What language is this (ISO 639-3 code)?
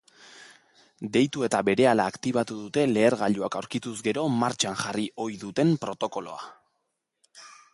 eus